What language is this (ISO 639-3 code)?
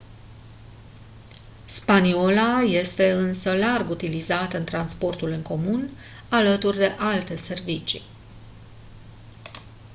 ron